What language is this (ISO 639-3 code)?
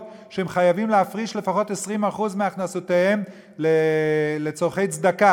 heb